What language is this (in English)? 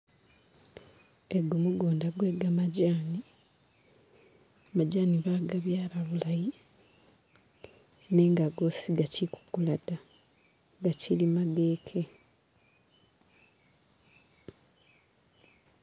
Masaaba